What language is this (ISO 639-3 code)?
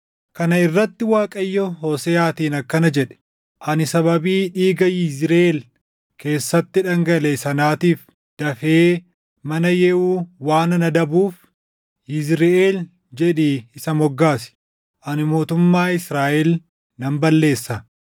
orm